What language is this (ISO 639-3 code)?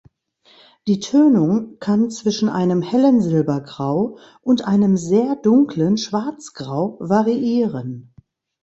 deu